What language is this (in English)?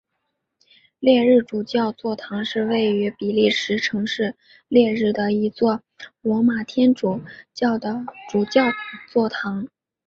Chinese